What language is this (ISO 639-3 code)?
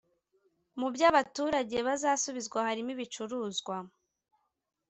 kin